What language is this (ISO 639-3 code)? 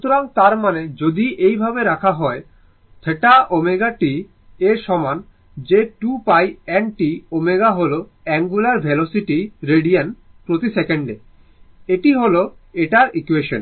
ben